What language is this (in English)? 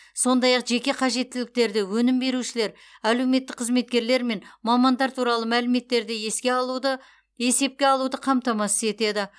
Kazakh